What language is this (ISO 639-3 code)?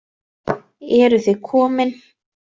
isl